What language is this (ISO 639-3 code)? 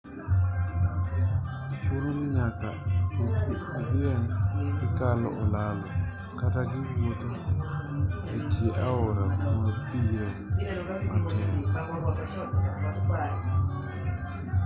luo